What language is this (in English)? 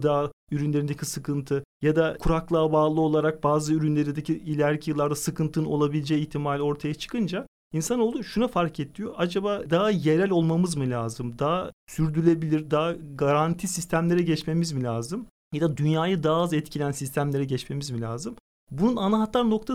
Turkish